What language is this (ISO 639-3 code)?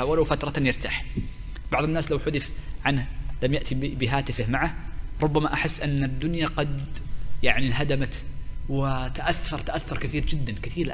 ara